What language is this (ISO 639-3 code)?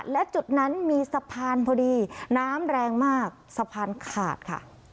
tha